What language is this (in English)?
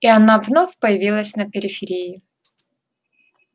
Russian